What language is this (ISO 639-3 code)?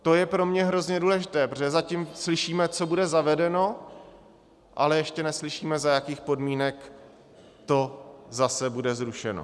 ces